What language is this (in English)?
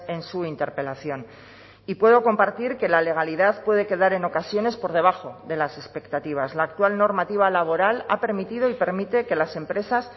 Spanish